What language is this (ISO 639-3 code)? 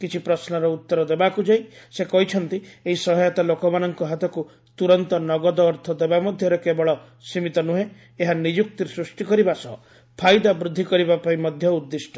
ori